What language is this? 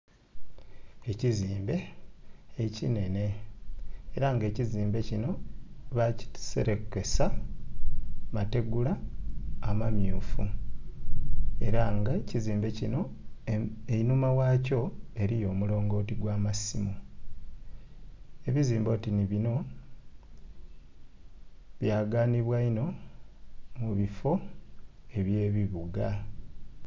Soga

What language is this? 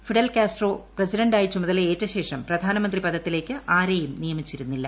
Malayalam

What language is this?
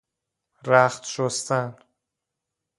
Persian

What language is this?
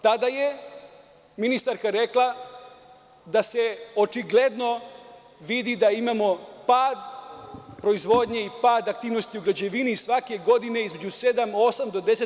Serbian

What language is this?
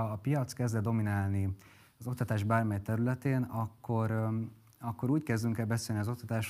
Hungarian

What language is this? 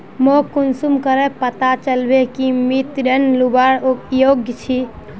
Magahi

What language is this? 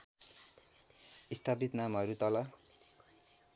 Nepali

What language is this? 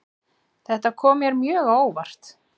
Icelandic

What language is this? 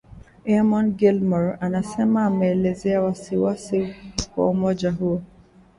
Swahili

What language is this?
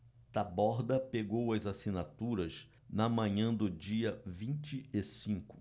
Portuguese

